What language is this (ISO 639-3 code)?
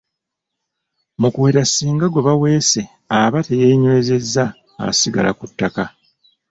lug